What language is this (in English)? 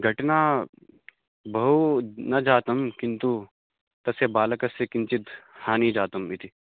Sanskrit